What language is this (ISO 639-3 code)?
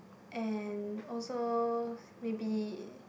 eng